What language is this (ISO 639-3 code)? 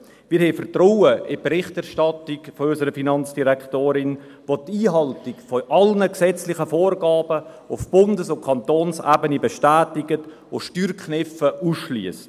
gsw